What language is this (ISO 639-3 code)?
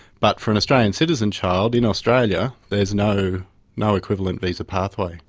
eng